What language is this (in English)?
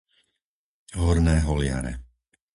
Slovak